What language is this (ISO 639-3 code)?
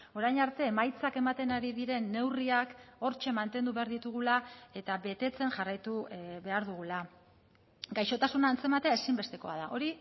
eus